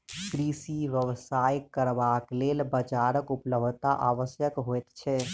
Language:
Maithili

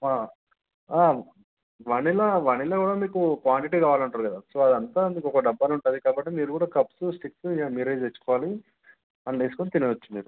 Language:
Telugu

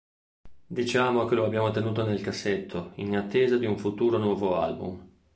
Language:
Italian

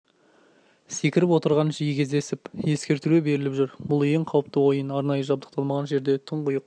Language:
Kazakh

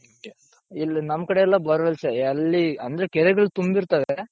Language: Kannada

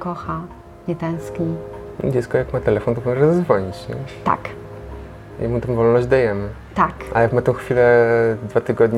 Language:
Polish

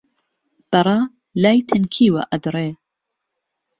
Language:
Central Kurdish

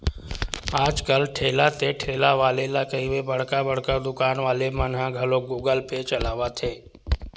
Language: Chhattisgarhi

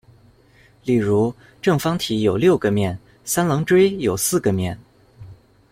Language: Chinese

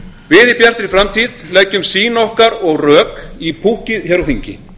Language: Icelandic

